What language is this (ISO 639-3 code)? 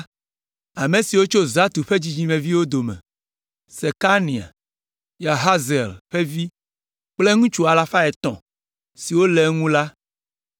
ewe